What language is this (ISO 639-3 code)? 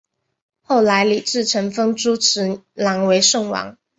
zho